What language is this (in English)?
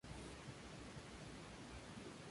Spanish